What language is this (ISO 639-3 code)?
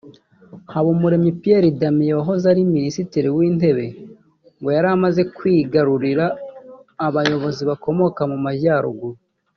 kin